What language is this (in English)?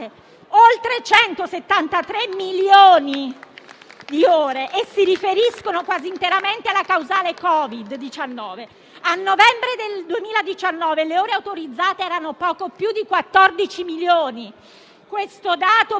Italian